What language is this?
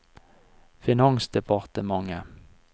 Norwegian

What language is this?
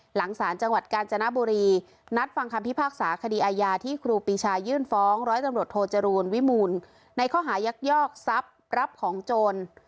Thai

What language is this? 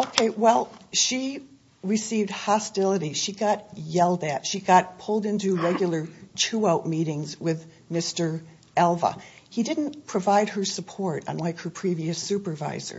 English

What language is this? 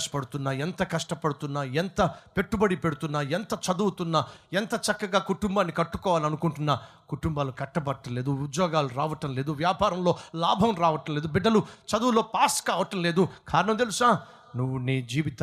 Telugu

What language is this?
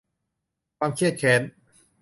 Thai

